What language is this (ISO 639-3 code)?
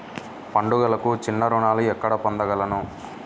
tel